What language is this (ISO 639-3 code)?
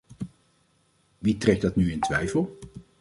nld